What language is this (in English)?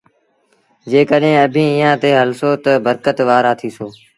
Sindhi Bhil